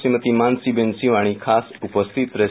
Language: Gujarati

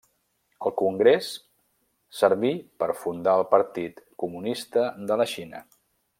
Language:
Catalan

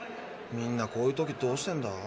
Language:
Japanese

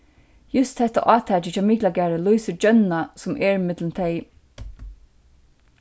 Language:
Faroese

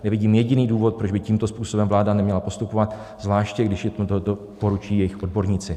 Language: Czech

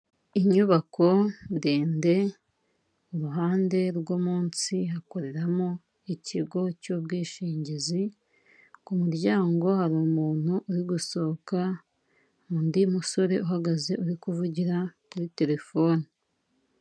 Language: Kinyarwanda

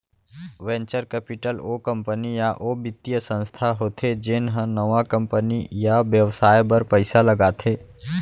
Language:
Chhattisgarhi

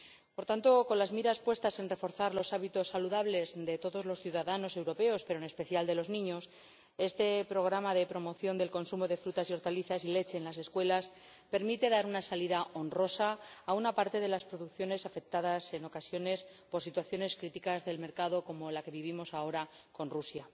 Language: Spanish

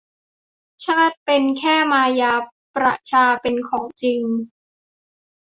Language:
Thai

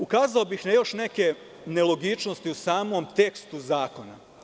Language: Serbian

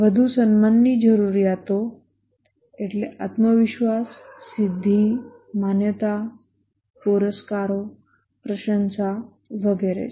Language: Gujarati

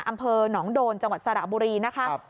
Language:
Thai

